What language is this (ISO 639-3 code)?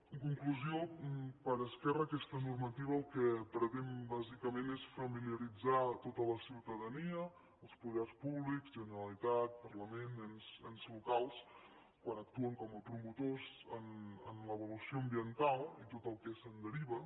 cat